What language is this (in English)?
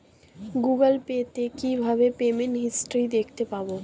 Bangla